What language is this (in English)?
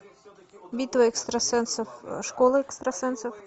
Russian